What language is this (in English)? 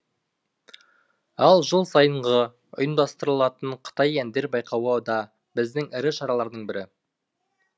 Kazakh